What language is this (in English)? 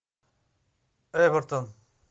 Russian